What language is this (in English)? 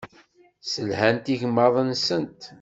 Kabyle